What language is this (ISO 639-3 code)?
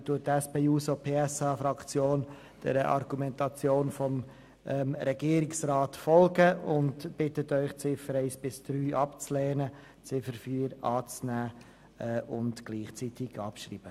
gsw